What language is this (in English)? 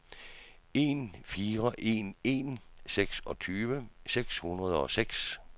Danish